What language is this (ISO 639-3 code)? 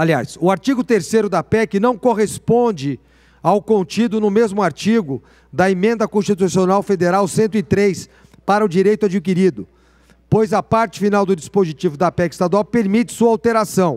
por